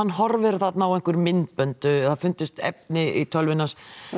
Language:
Icelandic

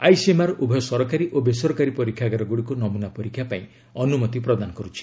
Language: Odia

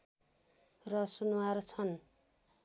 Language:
Nepali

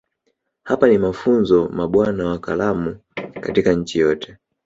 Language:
Swahili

